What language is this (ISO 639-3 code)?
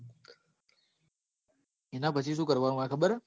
guj